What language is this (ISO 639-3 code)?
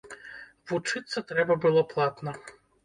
bel